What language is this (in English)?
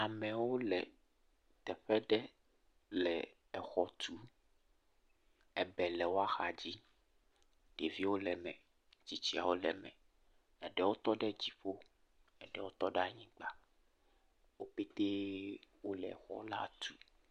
Ewe